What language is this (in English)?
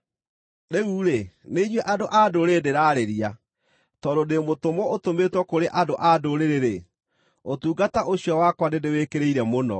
Kikuyu